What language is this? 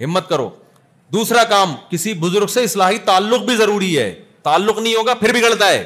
Urdu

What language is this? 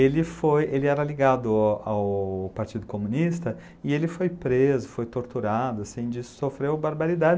Portuguese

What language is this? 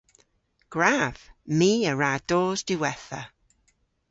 Cornish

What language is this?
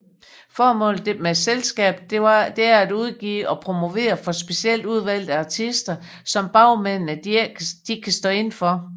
Danish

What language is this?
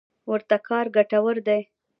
Pashto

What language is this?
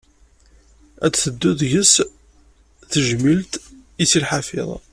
Kabyle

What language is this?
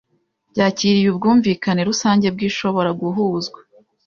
Kinyarwanda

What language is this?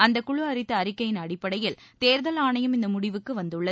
Tamil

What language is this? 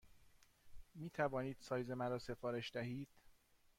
Persian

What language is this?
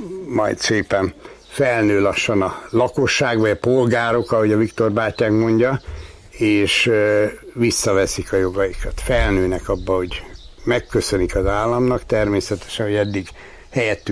Hungarian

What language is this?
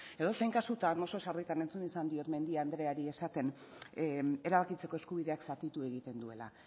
Basque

